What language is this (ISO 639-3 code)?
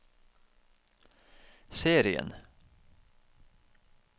nor